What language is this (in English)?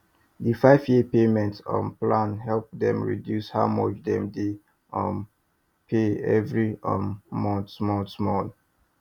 Nigerian Pidgin